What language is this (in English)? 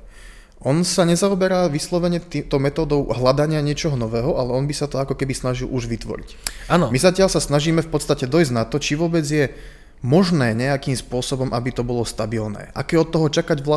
Slovak